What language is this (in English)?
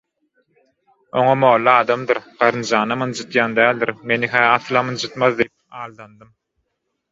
Turkmen